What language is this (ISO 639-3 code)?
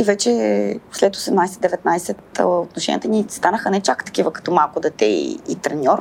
bul